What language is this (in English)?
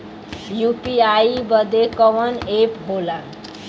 Bhojpuri